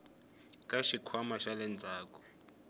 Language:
Tsonga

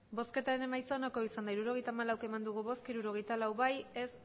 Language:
Basque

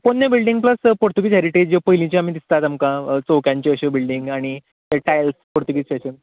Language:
Konkani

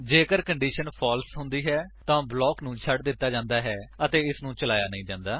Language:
Punjabi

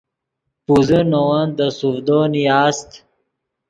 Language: Yidgha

